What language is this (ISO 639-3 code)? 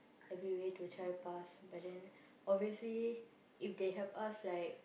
eng